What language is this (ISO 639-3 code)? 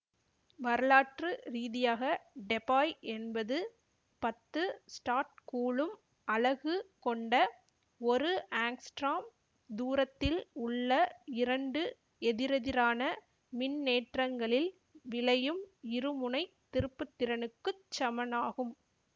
tam